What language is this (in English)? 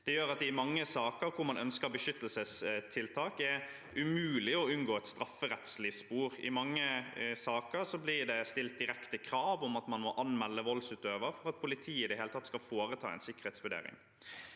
Norwegian